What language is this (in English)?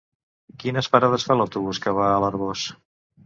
Catalan